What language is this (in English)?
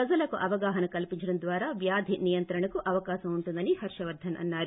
Telugu